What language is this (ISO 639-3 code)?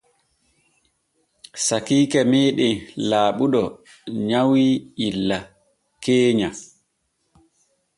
fue